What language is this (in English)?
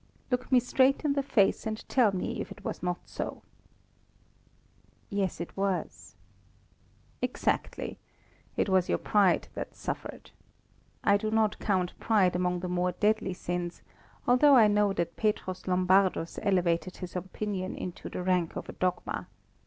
English